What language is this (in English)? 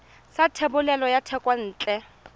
Tswana